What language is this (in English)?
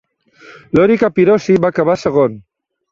Catalan